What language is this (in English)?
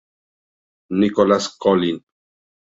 Spanish